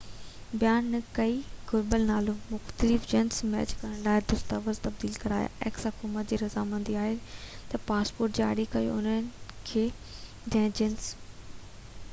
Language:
Sindhi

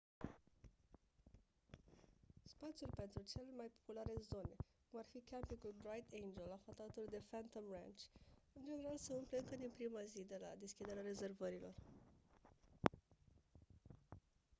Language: Romanian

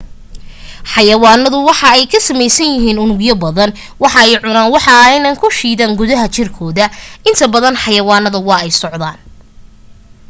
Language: Somali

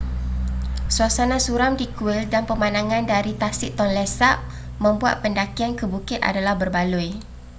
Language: Malay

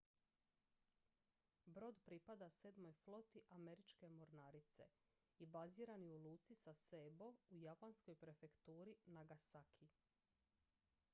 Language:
Croatian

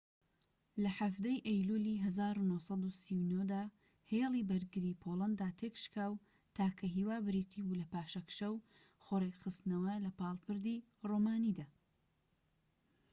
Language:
Central Kurdish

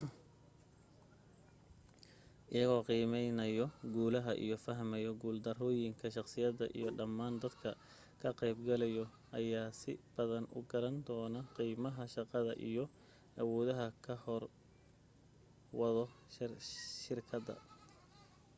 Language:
Somali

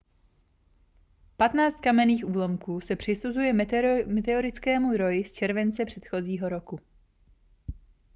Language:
Czech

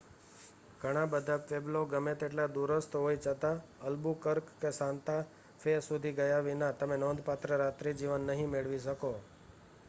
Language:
Gujarati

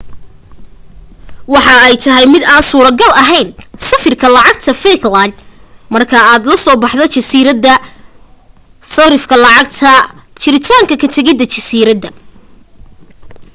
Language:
Somali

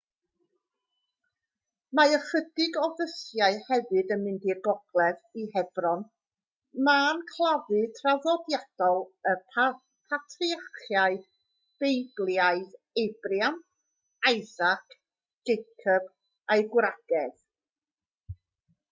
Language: Welsh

